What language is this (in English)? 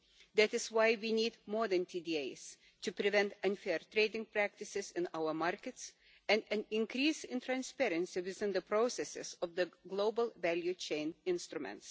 English